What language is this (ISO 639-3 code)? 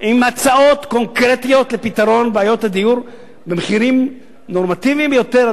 heb